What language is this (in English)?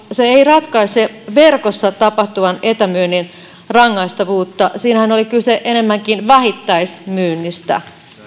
Finnish